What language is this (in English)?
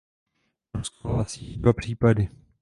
Czech